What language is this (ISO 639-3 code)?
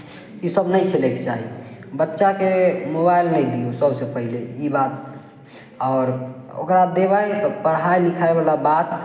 mai